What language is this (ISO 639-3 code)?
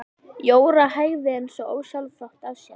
isl